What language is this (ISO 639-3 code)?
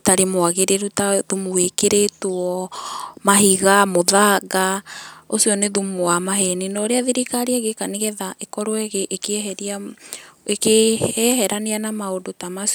kik